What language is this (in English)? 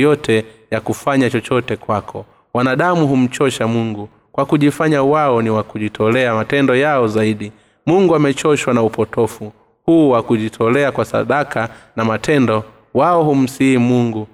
Swahili